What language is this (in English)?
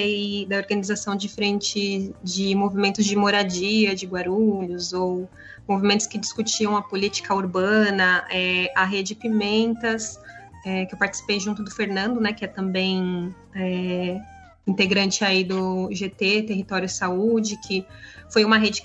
Portuguese